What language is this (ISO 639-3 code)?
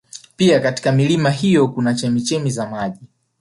swa